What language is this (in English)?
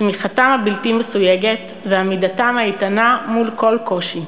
Hebrew